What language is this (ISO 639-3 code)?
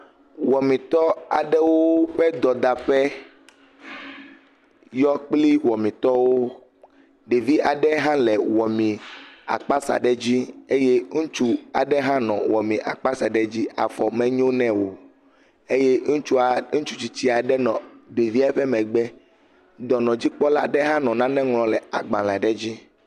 ewe